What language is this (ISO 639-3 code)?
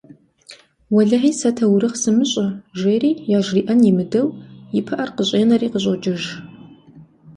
kbd